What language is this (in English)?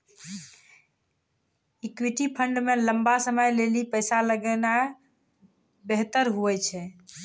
Maithili